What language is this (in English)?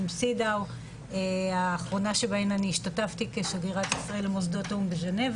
Hebrew